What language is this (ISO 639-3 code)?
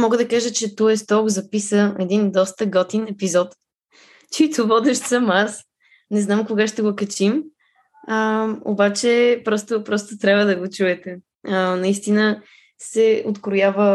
bul